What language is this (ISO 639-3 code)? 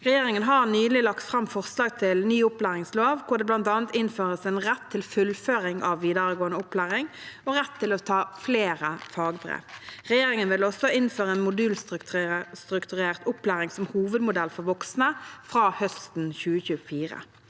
nor